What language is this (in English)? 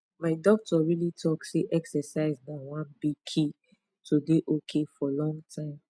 Nigerian Pidgin